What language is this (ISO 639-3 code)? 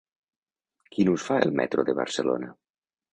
cat